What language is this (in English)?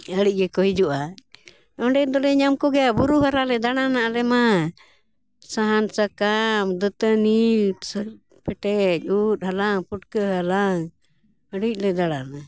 Santali